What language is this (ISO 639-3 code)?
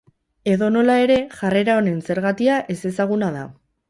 eus